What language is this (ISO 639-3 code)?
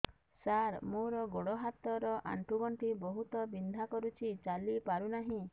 ori